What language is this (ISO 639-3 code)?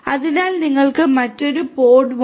mal